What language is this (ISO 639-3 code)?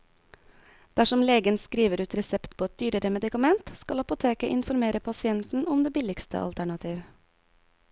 nor